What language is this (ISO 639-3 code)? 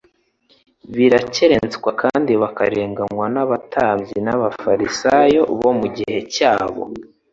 kin